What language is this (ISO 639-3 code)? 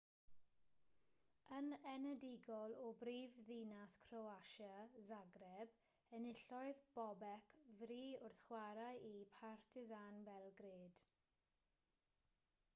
cym